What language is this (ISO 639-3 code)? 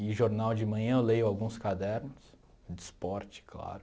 por